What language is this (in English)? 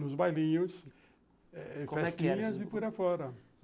Portuguese